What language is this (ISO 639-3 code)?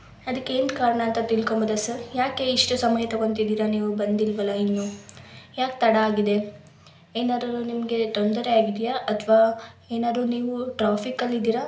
kan